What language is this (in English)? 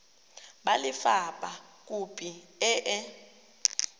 Tswana